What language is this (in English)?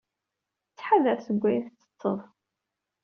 Kabyle